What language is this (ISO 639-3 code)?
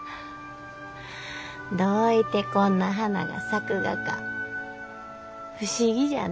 jpn